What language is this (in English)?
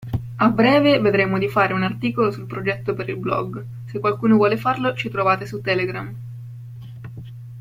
Italian